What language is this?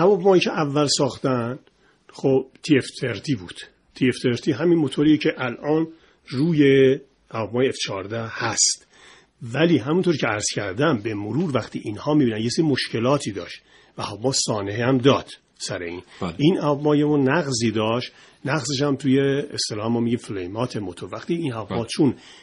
Persian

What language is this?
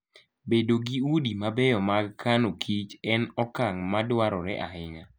Luo (Kenya and Tanzania)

